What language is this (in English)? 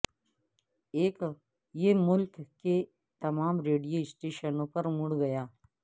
Urdu